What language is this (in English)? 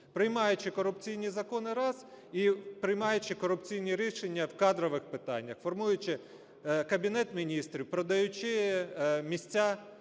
Ukrainian